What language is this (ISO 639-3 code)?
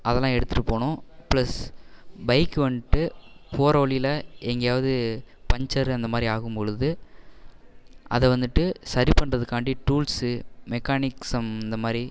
tam